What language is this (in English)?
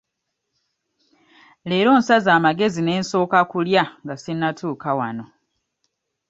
Ganda